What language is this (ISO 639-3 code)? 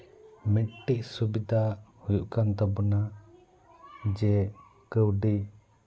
sat